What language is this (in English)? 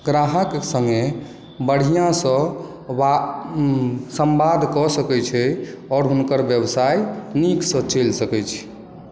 Maithili